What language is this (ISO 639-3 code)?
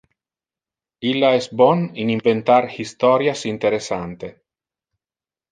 ina